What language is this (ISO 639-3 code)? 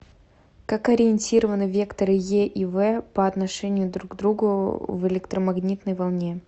rus